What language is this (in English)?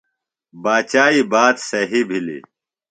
Phalura